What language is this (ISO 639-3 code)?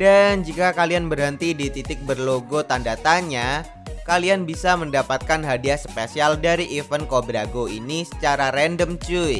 ind